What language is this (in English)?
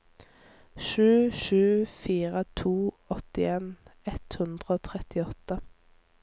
Norwegian